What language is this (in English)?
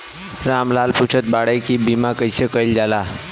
Bhojpuri